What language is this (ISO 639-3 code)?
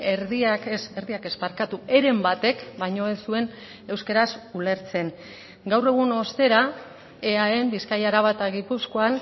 eus